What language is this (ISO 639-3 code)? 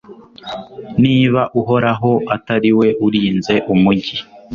kin